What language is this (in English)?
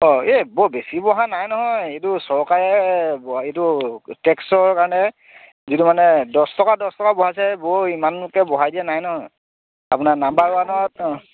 Assamese